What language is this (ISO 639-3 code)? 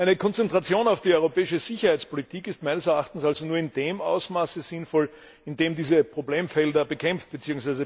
deu